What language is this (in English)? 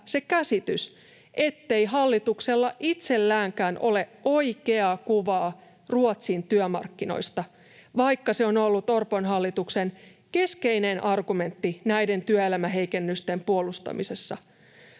Finnish